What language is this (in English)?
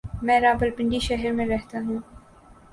Urdu